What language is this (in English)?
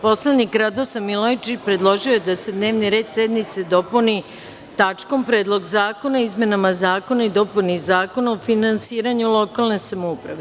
Serbian